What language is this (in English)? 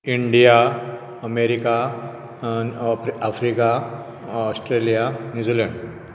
Konkani